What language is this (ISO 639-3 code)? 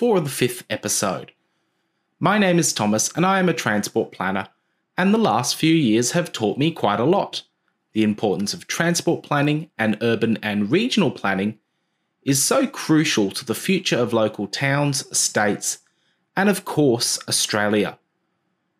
eng